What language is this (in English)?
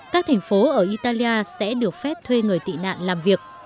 Vietnamese